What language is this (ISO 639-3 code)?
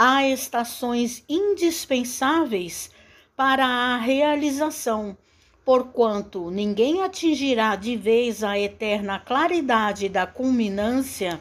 por